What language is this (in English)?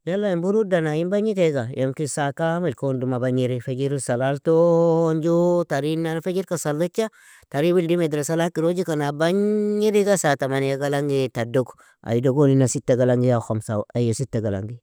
Nobiin